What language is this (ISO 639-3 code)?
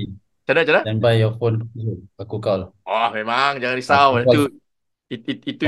msa